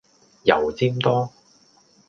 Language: Cantonese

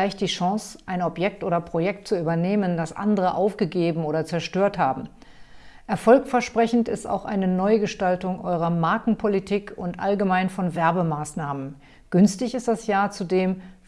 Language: German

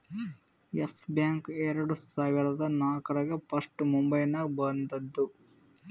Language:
Kannada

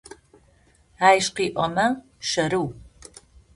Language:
Adyghe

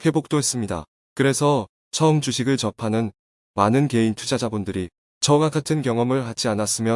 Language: Korean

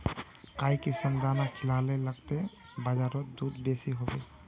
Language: Magahi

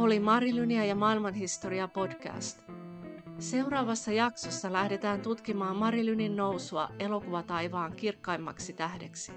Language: Finnish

